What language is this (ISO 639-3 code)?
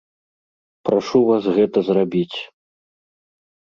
bel